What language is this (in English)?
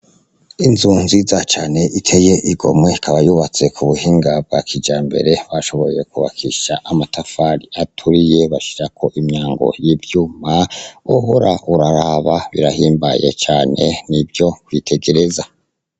Rundi